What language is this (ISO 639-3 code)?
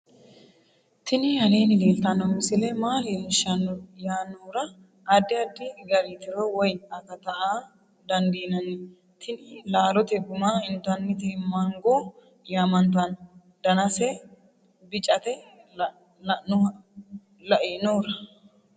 sid